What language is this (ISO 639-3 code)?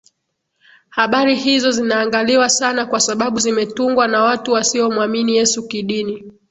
swa